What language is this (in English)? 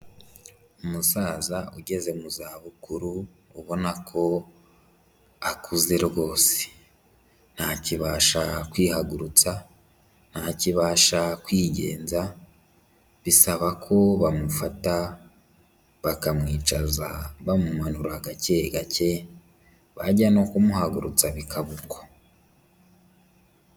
Kinyarwanda